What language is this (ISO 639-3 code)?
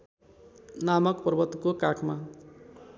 nep